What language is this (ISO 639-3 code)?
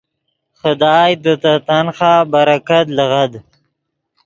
ydg